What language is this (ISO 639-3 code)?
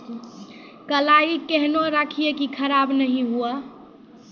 mai